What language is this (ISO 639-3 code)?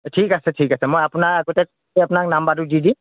asm